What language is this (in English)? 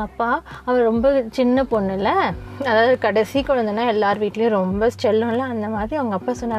Tamil